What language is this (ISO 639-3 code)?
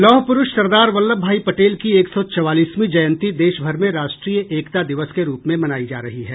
hin